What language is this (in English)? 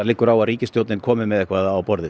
Icelandic